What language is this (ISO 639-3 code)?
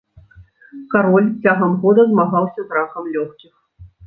bel